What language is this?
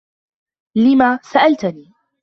Arabic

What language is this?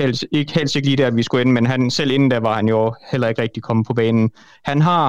Danish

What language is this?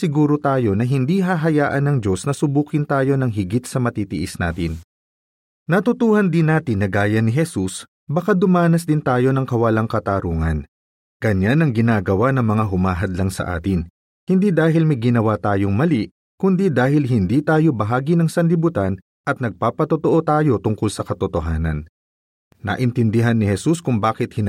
Filipino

